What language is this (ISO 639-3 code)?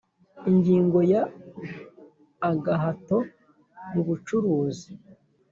kin